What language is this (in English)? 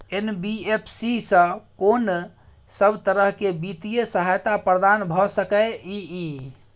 Maithili